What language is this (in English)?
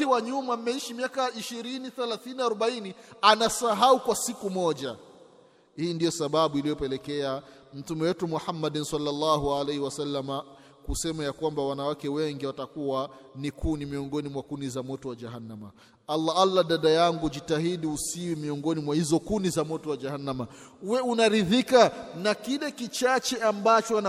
Swahili